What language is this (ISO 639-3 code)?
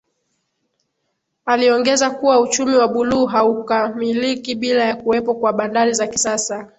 swa